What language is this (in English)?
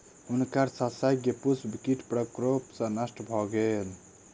Maithili